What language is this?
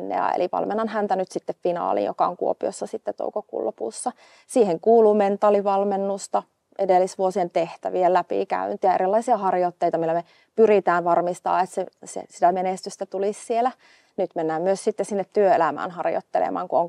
Finnish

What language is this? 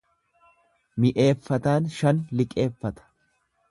Oromo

